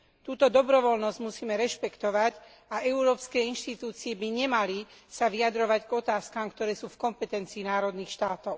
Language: Slovak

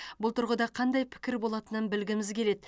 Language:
Kazakh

